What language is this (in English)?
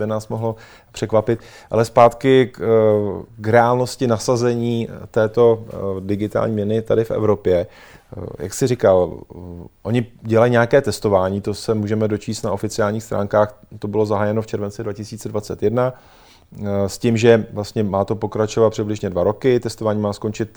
Czech